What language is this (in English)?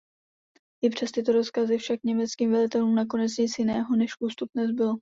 Czech